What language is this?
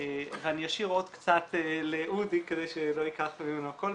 Hebrew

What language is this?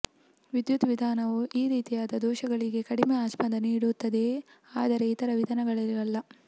Kannada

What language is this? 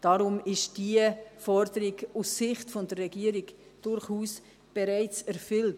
Swiss German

